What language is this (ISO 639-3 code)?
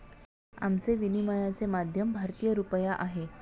mar